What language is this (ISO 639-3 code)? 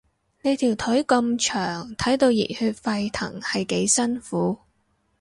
yue